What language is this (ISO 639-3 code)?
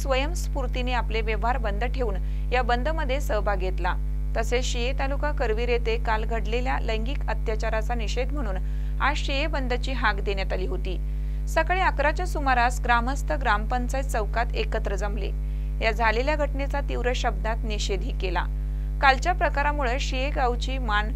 mar